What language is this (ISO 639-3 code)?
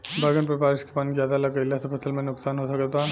bho